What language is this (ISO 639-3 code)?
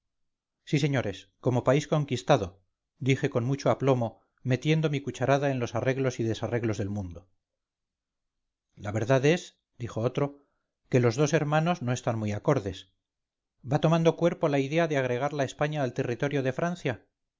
spa